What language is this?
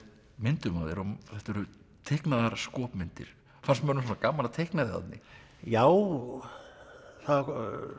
Icelandic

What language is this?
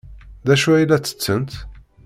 Kabyle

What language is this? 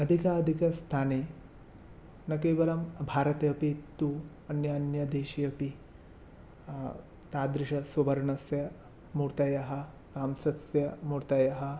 Sanskrit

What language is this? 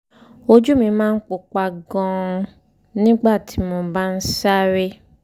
Yoruba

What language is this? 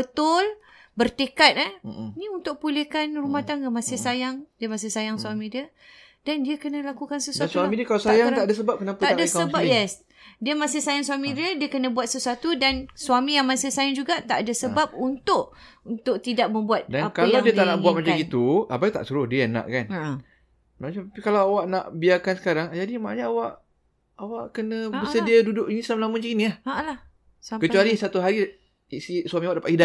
Malay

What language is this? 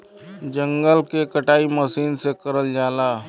Bhojpuri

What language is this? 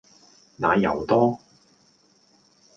Cantonese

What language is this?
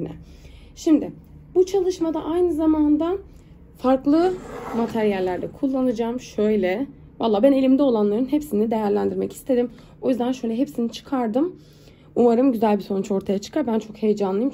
Turkish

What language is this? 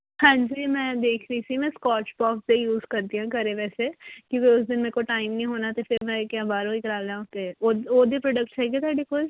Punjabi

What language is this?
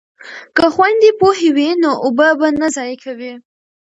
Pashto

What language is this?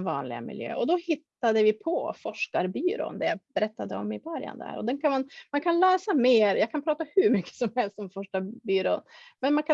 Swedish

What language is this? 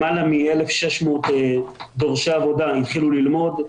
Hebrew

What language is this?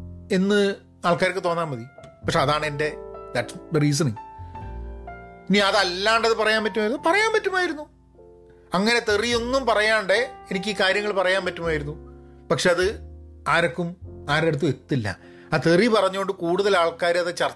Malayalam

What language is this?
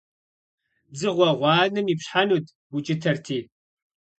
Kabardian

